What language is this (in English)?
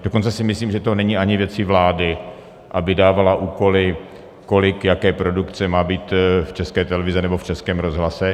Czech